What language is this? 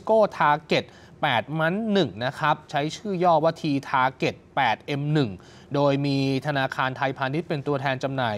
Thai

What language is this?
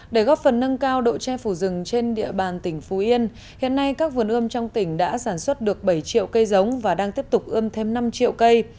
Vietnamese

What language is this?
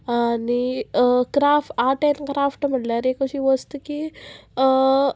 Konkani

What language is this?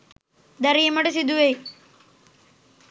Sinhala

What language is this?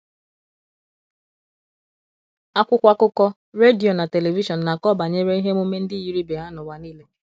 Igbo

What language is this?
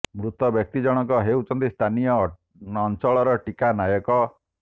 Odia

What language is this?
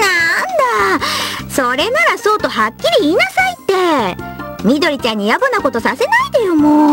Japanese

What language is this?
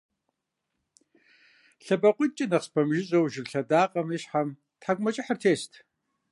Kabardian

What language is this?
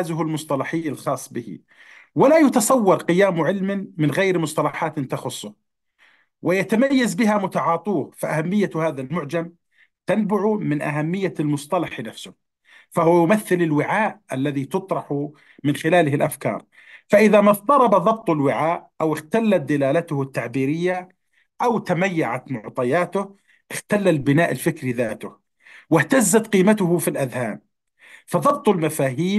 Arabic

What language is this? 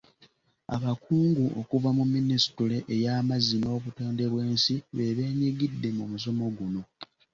Ganda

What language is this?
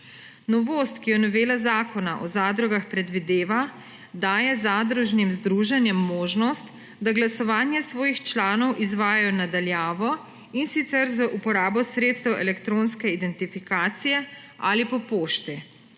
Slovenian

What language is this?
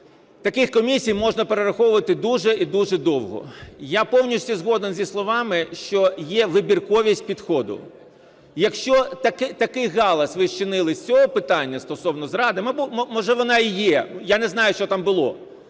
Ukrainian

